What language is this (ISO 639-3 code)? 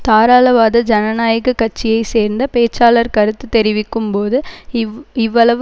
tam